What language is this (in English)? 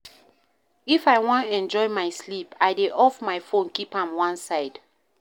Nigerian Pidgin